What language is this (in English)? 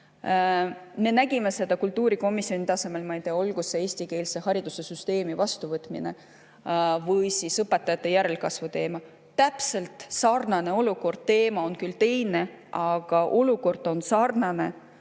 Estonian